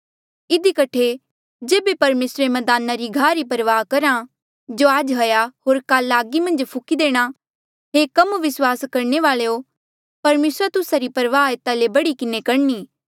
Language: Mandeali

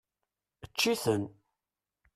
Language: Kabyle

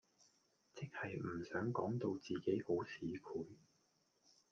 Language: Cantonese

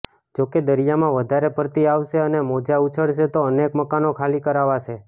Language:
Gujarati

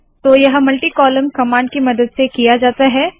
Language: Hindi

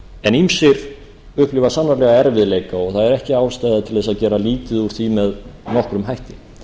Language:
Icelandic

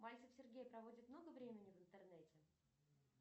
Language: Russian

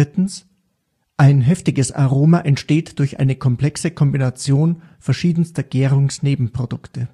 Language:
German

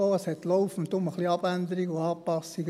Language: Swiss German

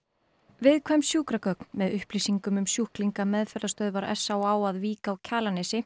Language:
Icelandic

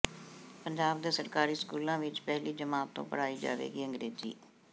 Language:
Punjabi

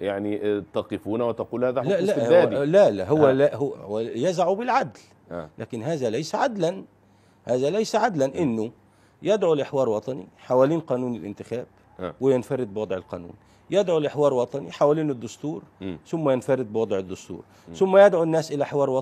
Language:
Arabic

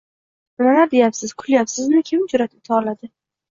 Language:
Uzbek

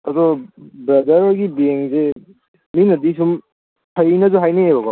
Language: Manipuri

